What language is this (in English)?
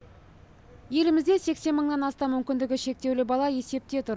Kazakh